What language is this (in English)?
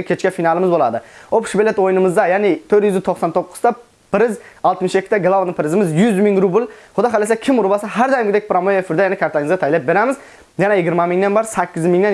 Turkish